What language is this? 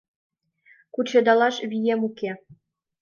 Mari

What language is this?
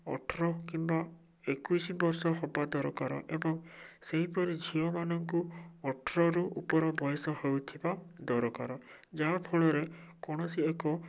Odia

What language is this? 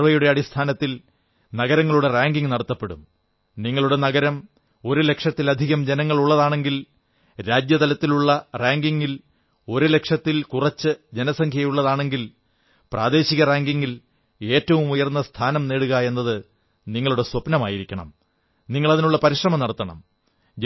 Malayalam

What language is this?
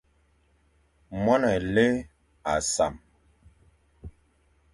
Fang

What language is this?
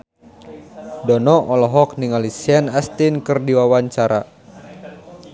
Sundanese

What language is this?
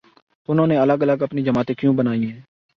Urdu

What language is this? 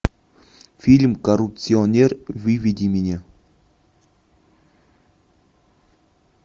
Russian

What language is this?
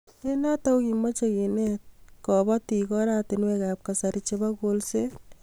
Kalenjin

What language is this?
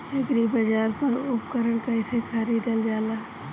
Bhojpuri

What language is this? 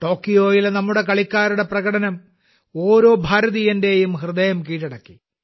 Malayalam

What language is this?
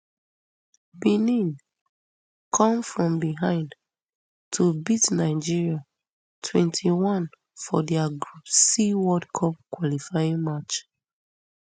Nigerian Pidgin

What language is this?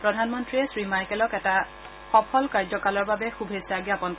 Assamese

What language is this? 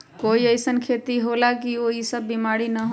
Magahi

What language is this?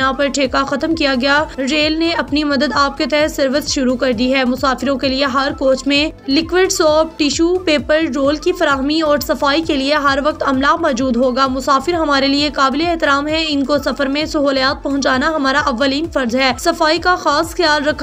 Hindi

